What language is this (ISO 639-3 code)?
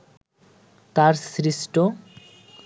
ben